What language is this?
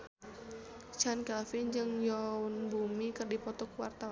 Sundanese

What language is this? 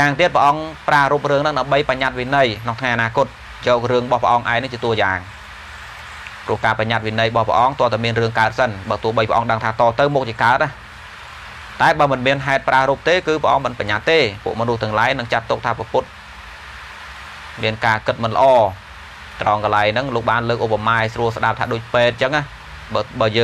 Vietnamese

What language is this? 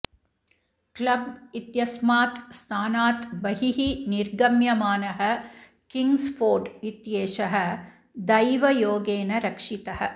Sanskrit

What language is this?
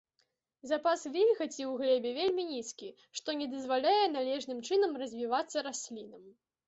Belarusian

